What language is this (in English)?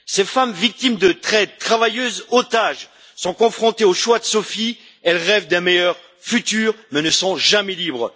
French